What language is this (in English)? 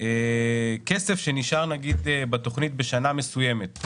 Hebrew